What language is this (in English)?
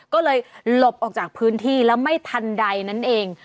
Thai